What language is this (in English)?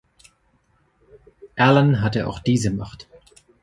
German